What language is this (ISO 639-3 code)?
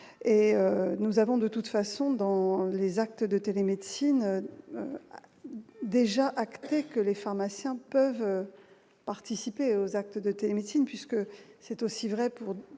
fra